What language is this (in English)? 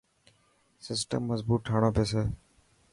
Dhatki